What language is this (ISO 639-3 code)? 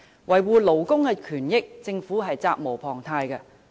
yue